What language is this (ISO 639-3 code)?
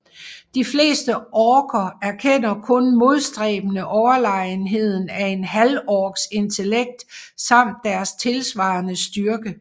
dan